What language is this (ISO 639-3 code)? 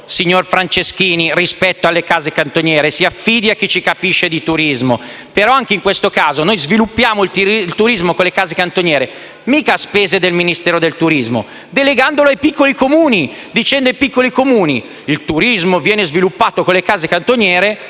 ita